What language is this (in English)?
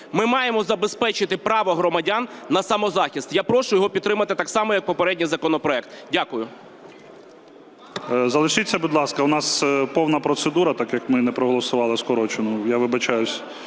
Ukrainian